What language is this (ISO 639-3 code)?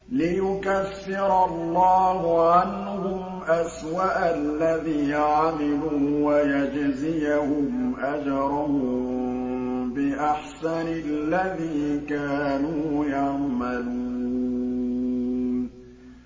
ara